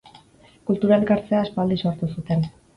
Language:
Basque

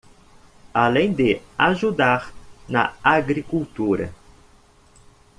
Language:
Portuguese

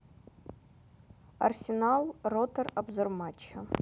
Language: Russian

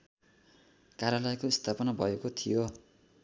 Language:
Nepali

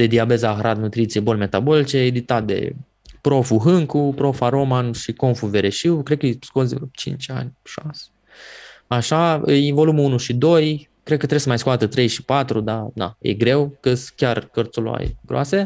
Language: Romanian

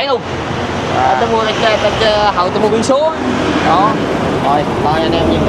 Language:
Vietnamese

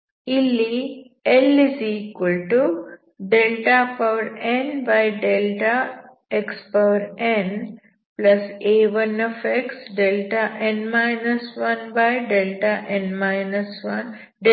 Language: Kannada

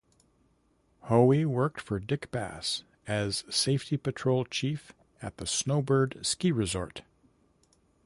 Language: English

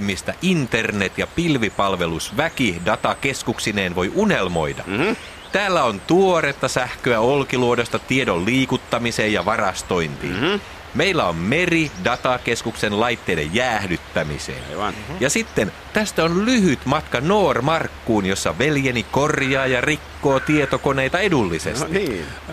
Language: Finnish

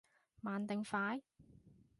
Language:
Cantonese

